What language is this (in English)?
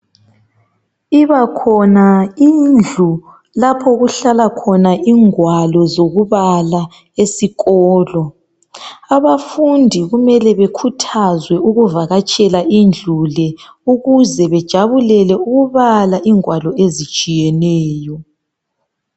North Ndebele